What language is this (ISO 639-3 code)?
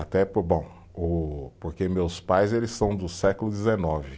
por